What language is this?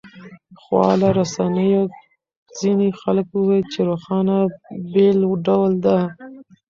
Pashto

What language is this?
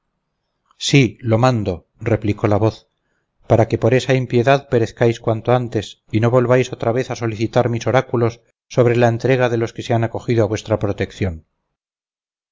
Spanish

